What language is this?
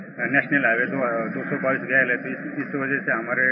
English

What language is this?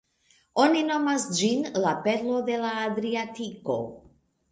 Esperanto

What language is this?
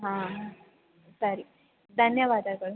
Kannada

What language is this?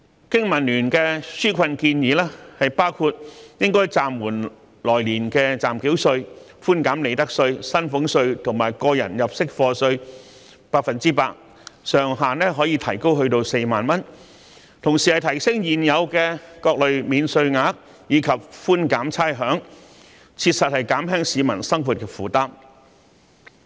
Cantonese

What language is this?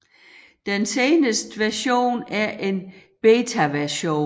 Danish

